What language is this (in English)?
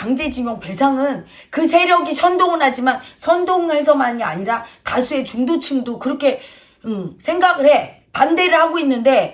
Korean